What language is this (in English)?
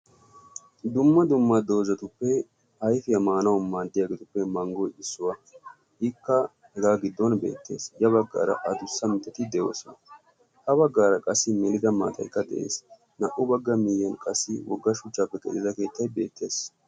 Wolaytta